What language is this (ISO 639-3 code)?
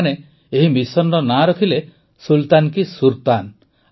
ori